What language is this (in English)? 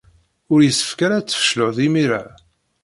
Kabyle